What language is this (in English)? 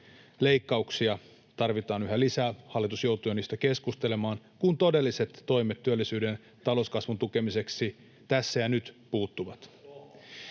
Finnish